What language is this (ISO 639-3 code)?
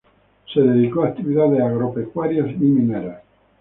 spa